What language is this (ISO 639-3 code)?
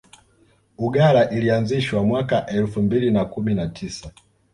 swa